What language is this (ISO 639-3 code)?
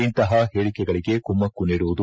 kan